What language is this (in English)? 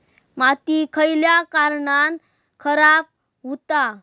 Marathi